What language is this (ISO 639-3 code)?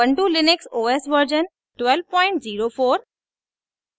hin